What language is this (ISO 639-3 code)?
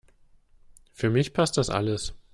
deu